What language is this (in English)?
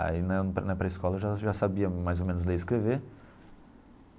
Portuguese